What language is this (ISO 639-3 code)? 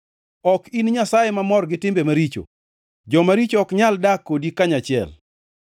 luo